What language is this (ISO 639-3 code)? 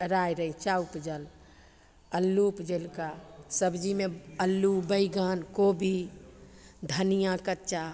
mai